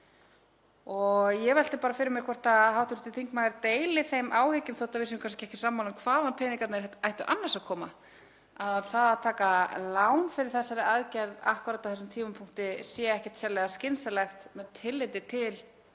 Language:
Icelandic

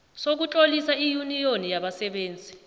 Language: South Ndebele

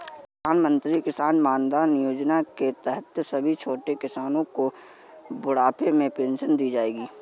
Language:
Hindi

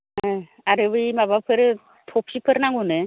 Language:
Bodo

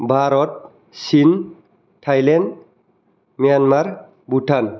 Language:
Bodo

